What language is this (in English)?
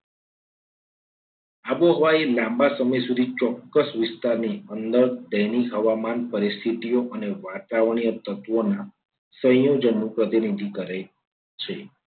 Gujarati